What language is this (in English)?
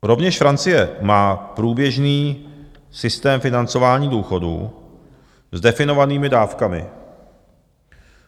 Czech